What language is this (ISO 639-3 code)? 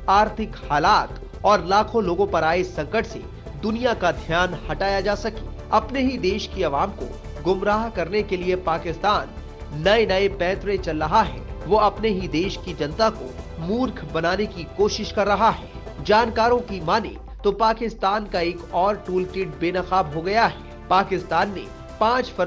hin